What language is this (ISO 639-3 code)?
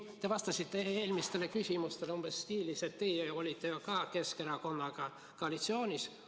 est